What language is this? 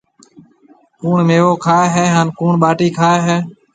Marwari (Pakistan)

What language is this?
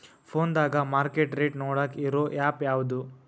Kannada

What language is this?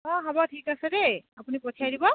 Assamese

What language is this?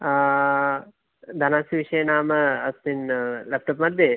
Sanskrit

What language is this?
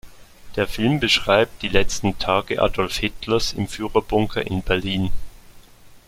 German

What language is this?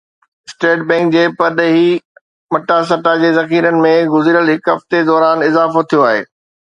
Sindhi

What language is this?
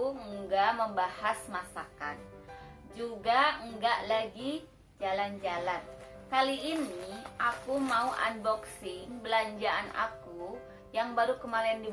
Indonesian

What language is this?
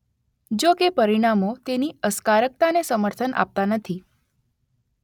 Gujarati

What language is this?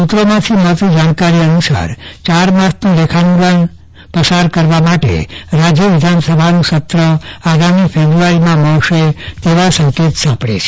Gujarati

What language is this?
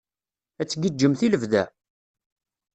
Kabyle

